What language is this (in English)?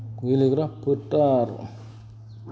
Bodo